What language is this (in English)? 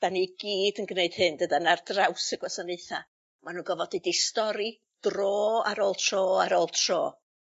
Welsh